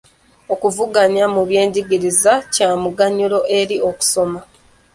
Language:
Ganda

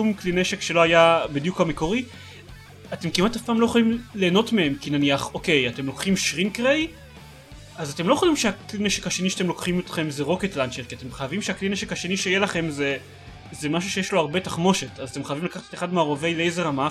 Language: Hebrew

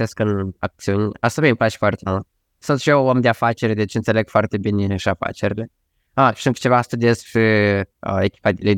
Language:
Romanian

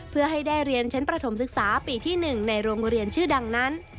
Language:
Thai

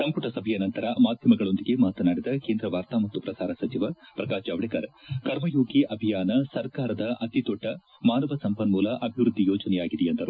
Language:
Kannada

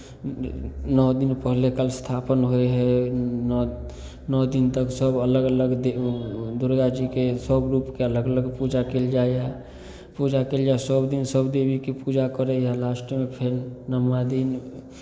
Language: Maithili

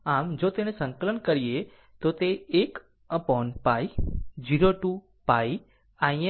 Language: Gujarati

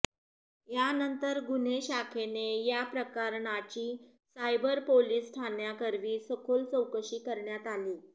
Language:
Marathi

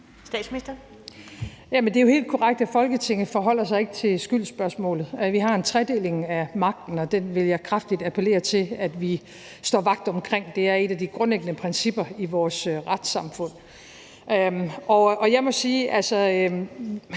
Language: Danish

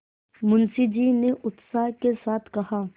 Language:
Hindi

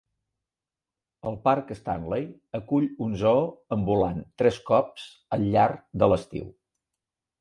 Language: Catalan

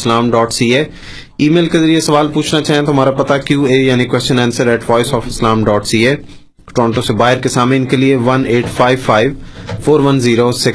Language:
Urdu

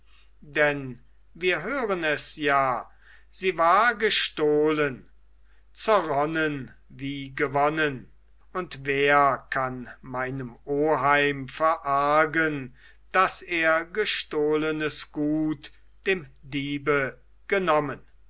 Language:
German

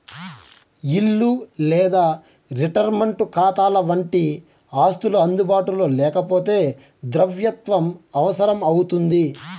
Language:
Telugu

